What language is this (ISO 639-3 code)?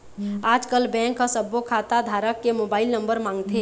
hne